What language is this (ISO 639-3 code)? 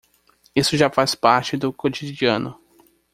por